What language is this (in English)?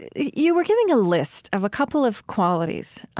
English